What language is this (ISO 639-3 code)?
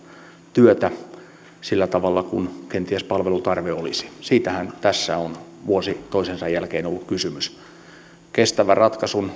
fin